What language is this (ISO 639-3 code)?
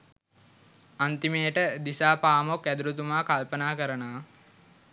sin